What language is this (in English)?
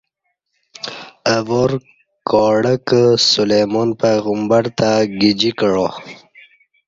Kati